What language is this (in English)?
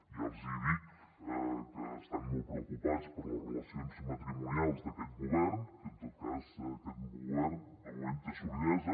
Catalan